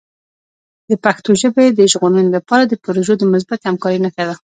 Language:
Pashto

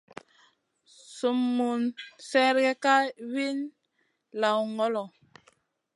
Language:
Masana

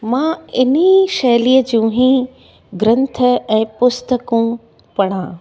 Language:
Sindhi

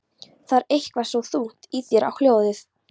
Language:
Icelandic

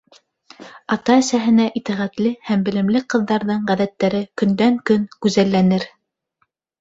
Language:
Bashkir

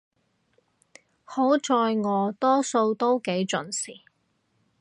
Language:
Cantonese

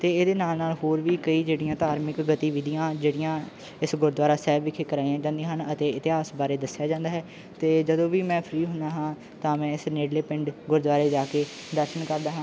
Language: Punjabi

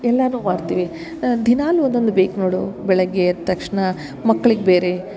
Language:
Kannada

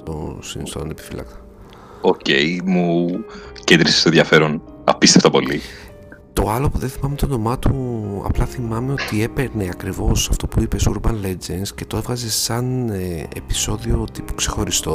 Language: Greek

